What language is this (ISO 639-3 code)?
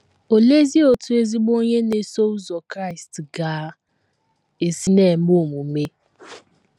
ibo